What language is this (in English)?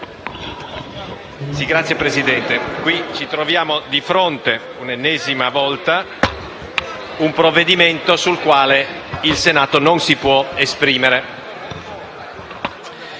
Italian